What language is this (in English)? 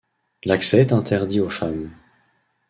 French